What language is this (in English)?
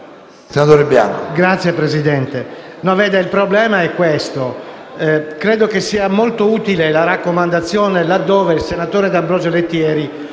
Italian